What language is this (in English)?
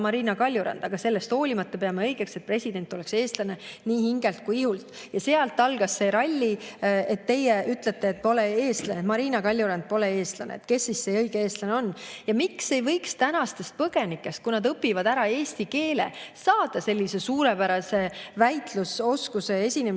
Estonian